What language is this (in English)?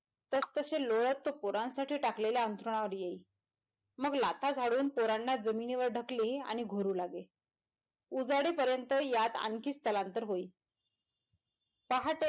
Marathi